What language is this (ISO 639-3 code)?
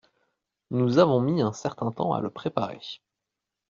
fra